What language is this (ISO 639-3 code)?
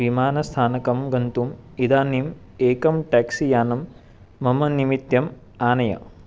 san